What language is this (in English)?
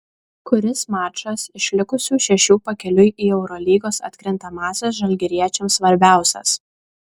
Lithuanian